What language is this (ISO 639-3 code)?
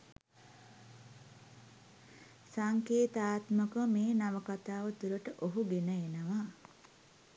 sin